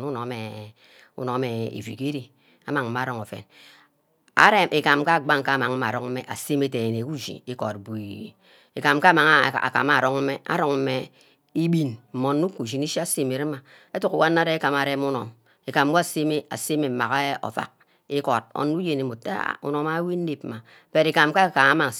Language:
Ubaghara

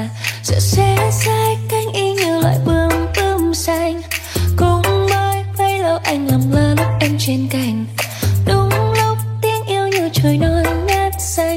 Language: Vietnamese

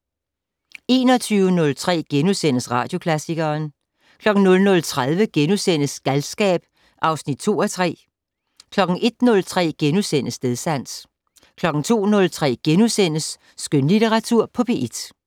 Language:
Danish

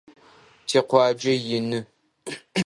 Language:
Adyghe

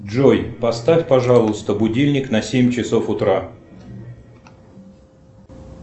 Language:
Russian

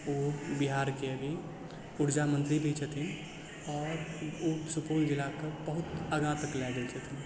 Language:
Maithili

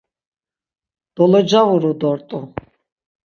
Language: Laz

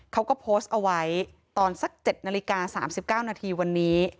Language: Thai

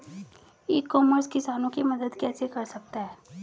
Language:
Hindi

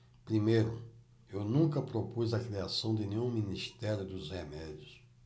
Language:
Portuguese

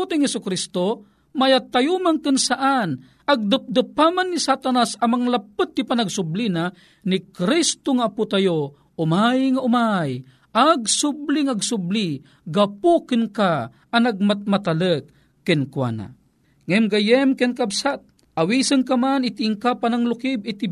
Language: Filipino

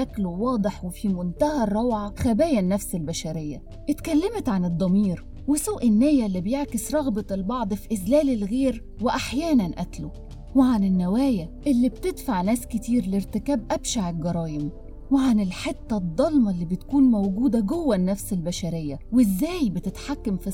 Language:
Arabic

